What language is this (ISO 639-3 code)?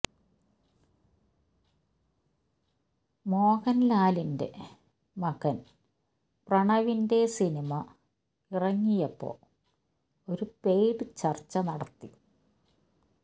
mal